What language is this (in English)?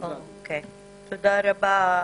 Hebrew